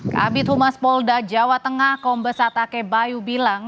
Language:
Indonesian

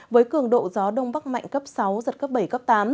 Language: Vietnamese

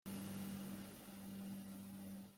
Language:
Kabyle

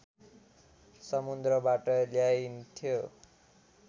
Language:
Nepali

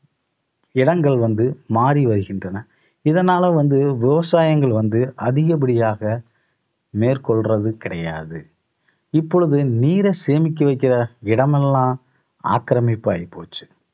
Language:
Tamil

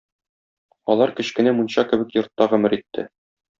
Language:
Tatar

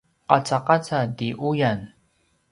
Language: Paiwan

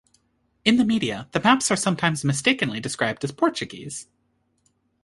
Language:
English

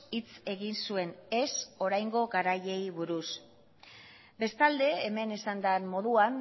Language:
Basque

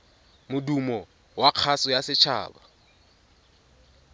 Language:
Tswana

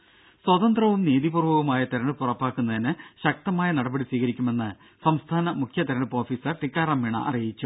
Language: Malayalam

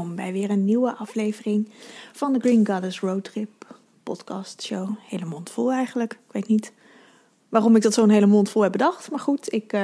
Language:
Dutch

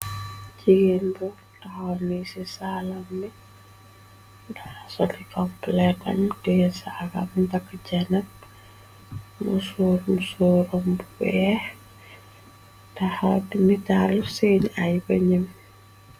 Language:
Wolof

